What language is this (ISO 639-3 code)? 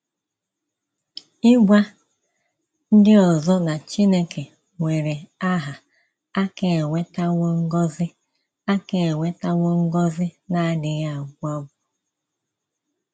ibo